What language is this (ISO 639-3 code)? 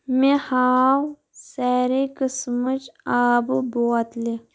kas